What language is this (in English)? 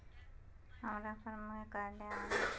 Magahi